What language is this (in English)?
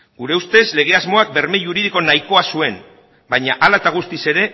Basque